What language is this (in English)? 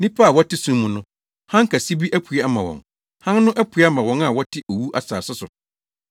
Akan